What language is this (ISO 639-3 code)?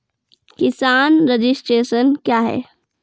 mai